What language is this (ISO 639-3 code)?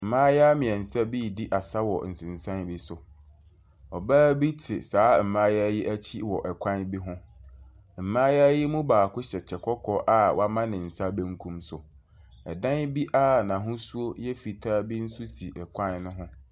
aka